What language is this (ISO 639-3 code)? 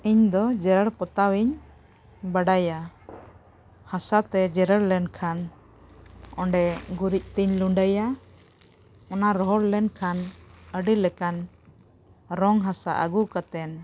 sat